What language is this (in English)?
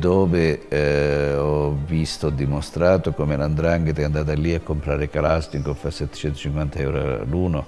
Italian